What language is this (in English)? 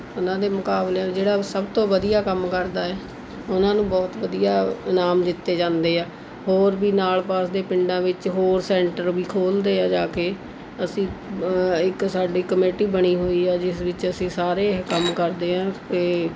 Punjabi